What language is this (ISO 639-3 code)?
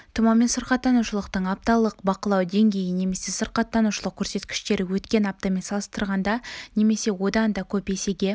kaz